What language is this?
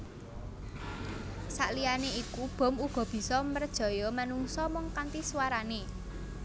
Javanese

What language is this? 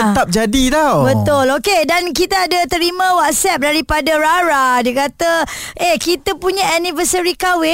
Malay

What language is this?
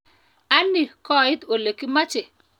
Kalenjin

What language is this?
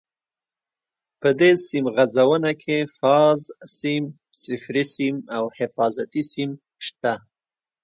Pashto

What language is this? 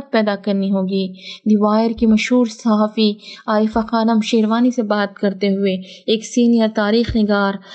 Urdu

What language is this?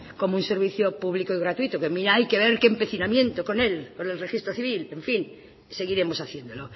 Spanish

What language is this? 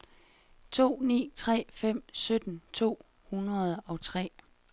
Danish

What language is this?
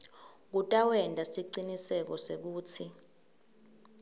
Swati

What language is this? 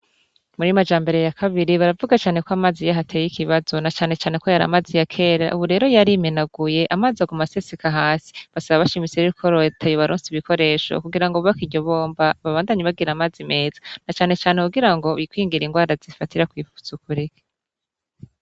Rundi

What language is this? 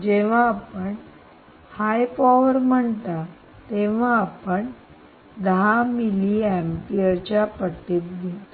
Marathi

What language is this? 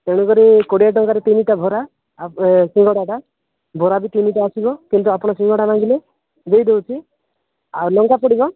Odia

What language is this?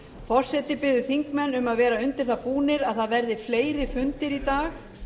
Icelandic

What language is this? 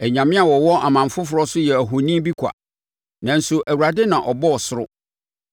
Akan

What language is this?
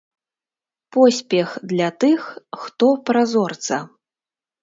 Belarusian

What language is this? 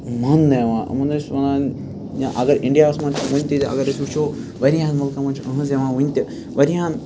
Kashmiri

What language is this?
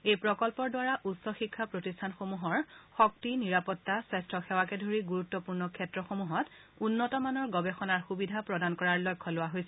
Assamese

